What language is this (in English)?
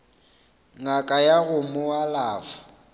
Northern Sotho